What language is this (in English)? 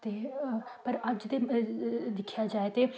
Dogri